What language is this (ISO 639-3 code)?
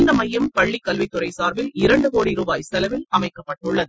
tam